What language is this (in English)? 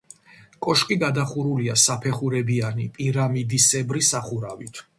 Georgian